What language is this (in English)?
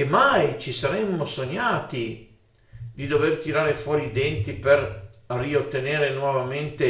Italian